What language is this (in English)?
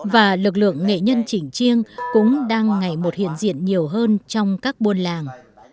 Vietnamese